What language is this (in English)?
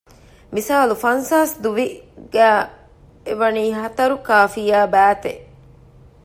Divehi